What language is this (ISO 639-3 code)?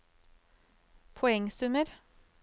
nor